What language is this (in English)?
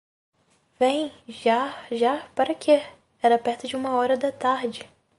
Portuguese